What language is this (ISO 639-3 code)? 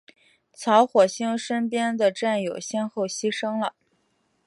zho